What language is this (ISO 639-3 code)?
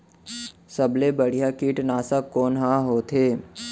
hne